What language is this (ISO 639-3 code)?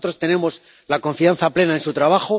spa